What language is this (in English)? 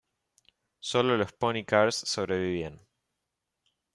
Spanish